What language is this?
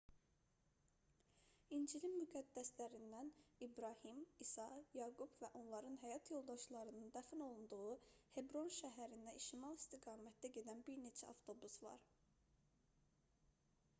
Azerbaijani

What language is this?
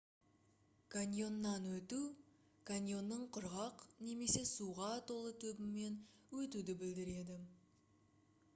Kazakh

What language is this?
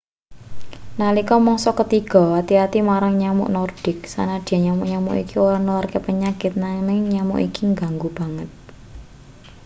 Javanese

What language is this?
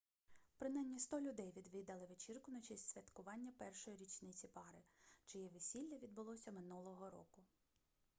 Ukrainian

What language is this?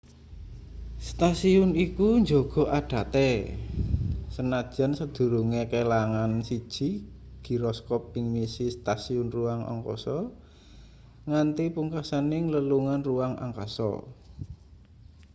Javanese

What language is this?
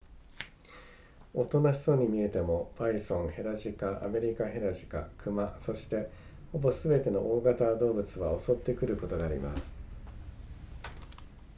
Japanese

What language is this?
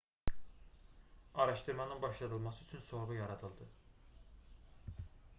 Azerbaijani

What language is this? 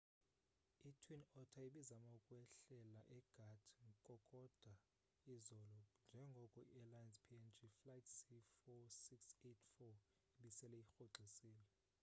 Xhosa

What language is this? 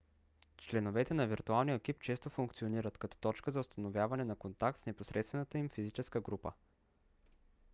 Bulgarian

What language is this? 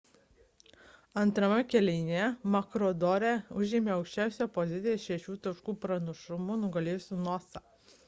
Lithuanian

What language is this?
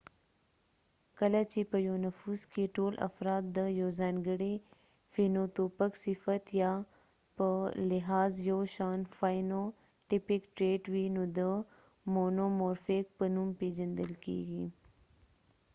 Pashto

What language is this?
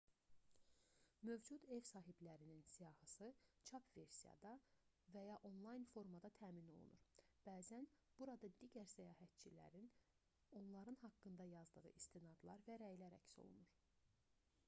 Azerbaijani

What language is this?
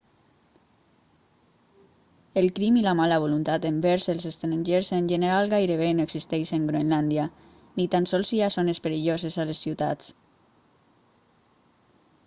Catalan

